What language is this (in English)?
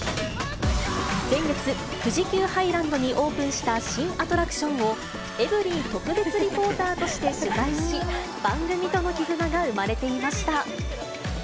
Japanese